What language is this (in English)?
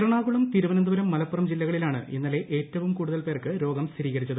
Malayalam